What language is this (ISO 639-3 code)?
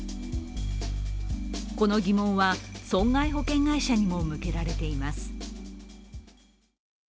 jpn